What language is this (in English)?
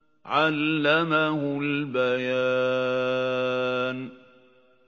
Arabic